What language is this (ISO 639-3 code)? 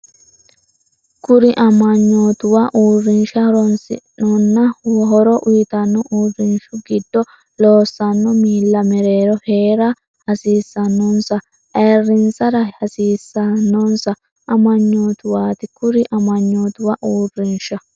sid